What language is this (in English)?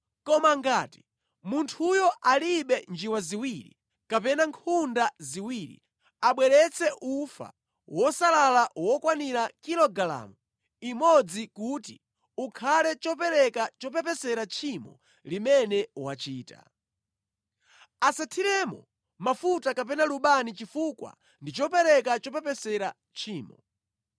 Nyanja